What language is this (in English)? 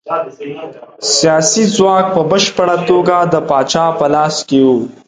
Pashto